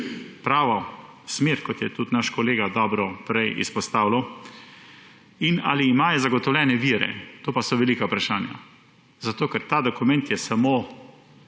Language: Slovenian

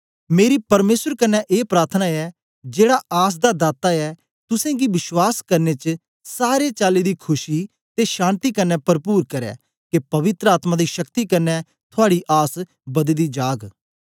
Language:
Dogri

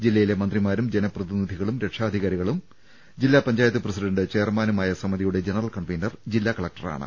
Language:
Malayalam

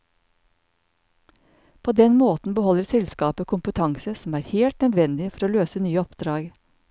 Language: Norwegian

